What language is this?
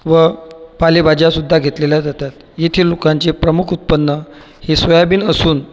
Marathi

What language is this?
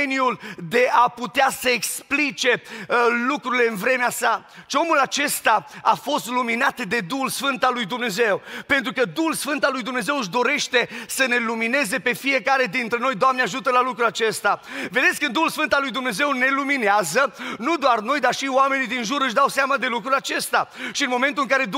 Romanian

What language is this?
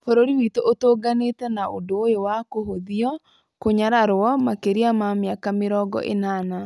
Kikuyu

